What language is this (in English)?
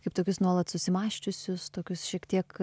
Lithuanian